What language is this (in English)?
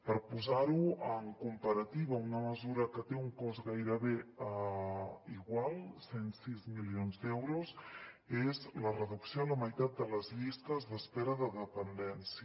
Catalan